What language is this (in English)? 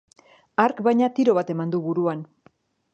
Basque